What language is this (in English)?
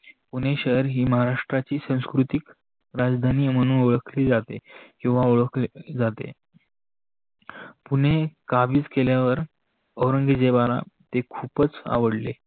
Marathi